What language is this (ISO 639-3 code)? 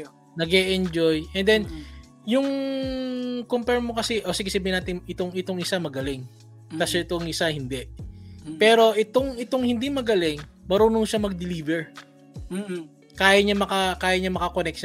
fil